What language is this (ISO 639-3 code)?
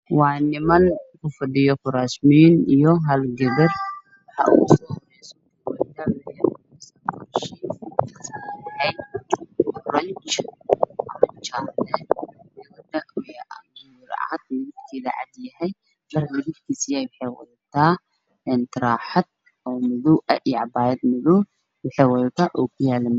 som